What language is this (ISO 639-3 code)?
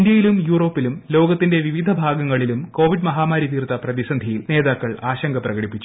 mal